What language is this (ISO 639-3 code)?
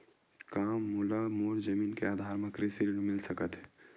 hne